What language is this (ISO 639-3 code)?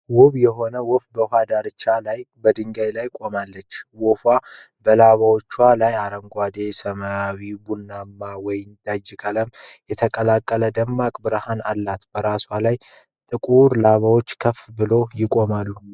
amh